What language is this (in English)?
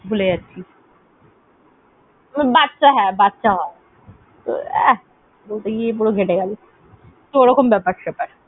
Bangla